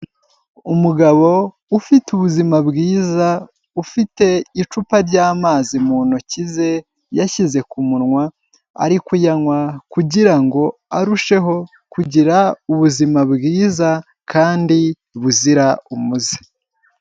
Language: Kinyarwanda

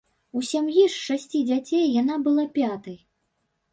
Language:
Belarusian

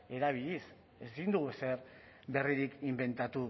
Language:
Basque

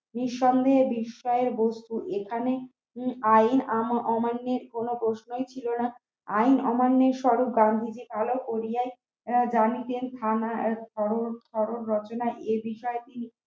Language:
Bangla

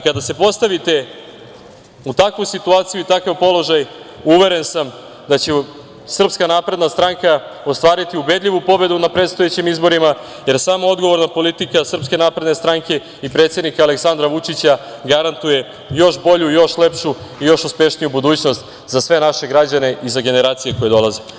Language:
Serbian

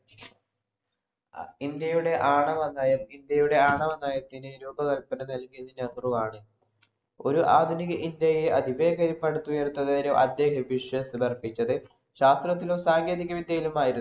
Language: Malayalam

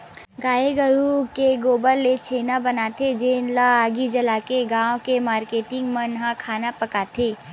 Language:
Chhattisgarhi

